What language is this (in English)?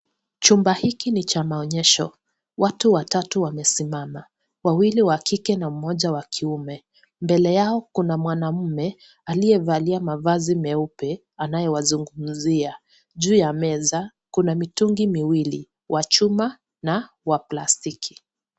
Swahili